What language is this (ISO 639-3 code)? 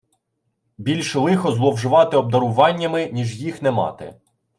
ukr